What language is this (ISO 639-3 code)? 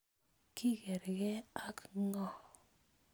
kln